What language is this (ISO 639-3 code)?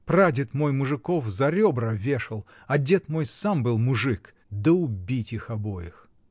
rus